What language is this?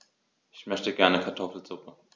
German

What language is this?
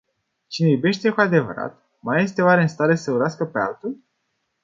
Romanian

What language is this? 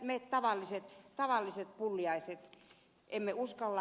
Finnish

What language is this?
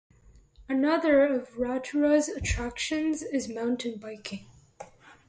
English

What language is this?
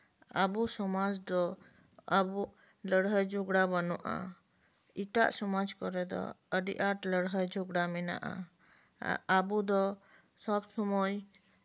Santali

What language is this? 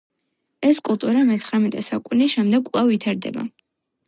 Georgian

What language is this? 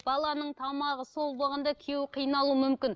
Kazakh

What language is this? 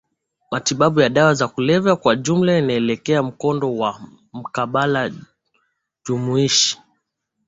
Swahili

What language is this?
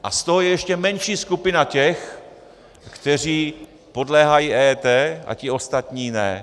Czech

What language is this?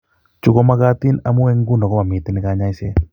Kalenjin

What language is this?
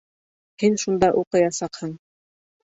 Bashkir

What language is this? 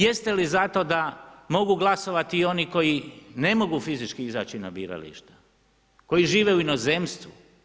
Croatian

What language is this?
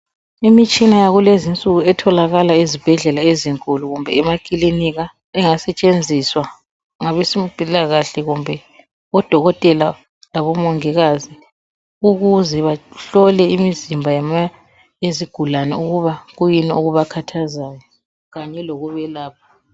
North Ndebele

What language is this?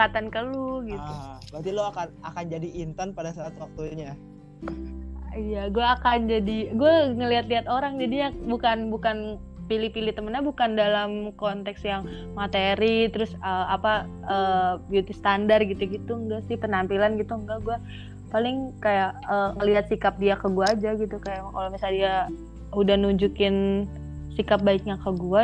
Indonesian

